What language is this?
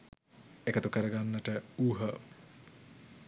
Sinhala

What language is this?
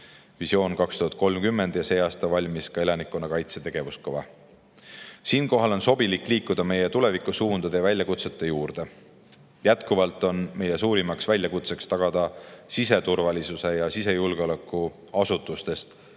Estonian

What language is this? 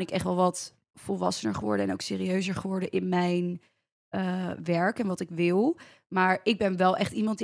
Dutch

